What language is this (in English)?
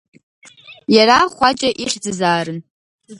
Abkhazian